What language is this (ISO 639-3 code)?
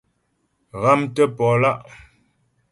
bbj